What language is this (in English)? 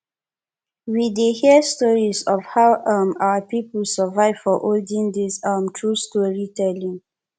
Nigerian Pidgin